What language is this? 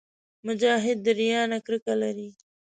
Pashto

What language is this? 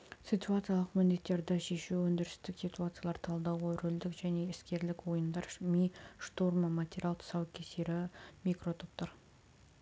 Kazakh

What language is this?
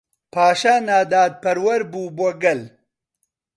Central Kurdish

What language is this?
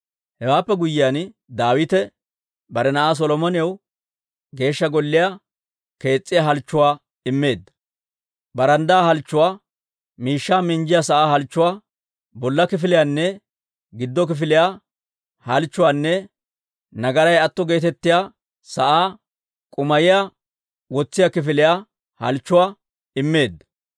Dawro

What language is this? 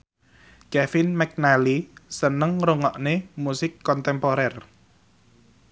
Javanese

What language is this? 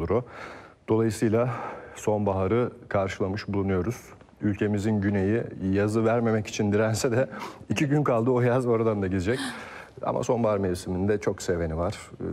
Turkish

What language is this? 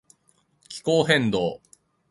Japanese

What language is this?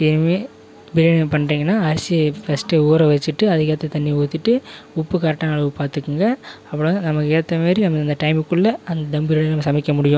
Tamil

